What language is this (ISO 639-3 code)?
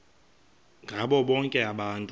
xho